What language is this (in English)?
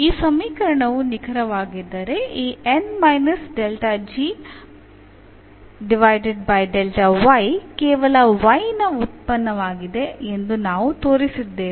Kannada